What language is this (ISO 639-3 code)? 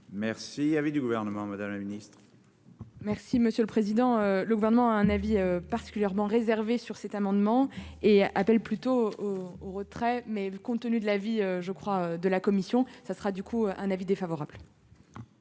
fra